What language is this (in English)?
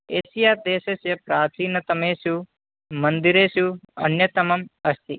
Sanskrit